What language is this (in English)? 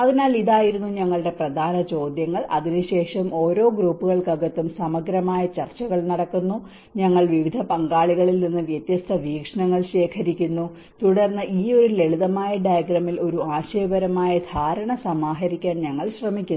Malayalam